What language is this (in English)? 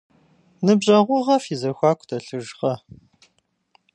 Kabardian